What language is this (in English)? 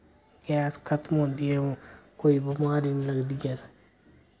Dogri